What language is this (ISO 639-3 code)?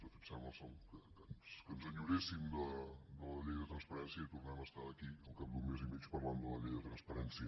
cat